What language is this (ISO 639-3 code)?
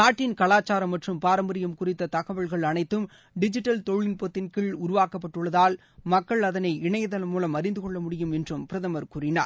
tam